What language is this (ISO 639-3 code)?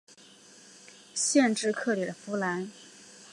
zho